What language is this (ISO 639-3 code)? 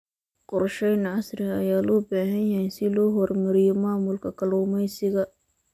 som